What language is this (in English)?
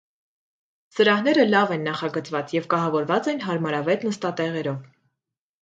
Armenian